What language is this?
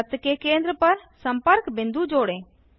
Hindi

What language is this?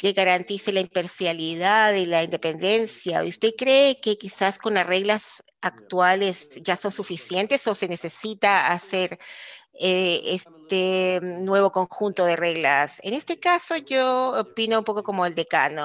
Spanish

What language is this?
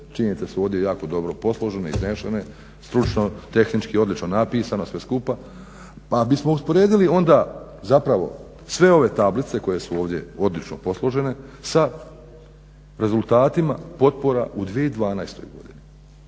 Croatian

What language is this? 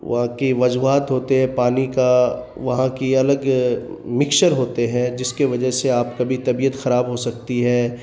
Urdu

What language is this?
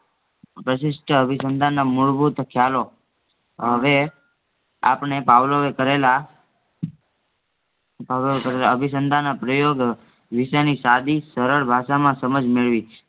Gujarati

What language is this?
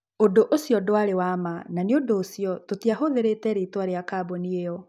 Kikuyu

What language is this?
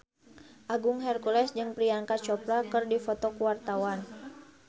Sundanese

